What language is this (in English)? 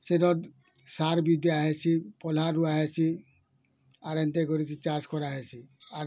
Odia